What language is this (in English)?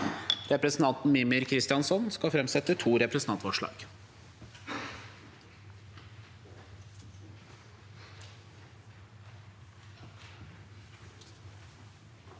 Norwegian